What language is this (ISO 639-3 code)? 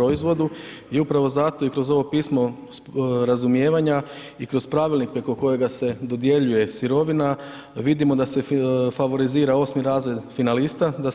hrv